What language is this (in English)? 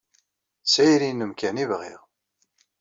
Kabyle